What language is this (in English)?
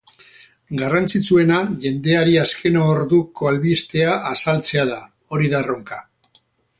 Basque